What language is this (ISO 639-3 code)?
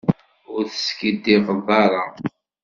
kab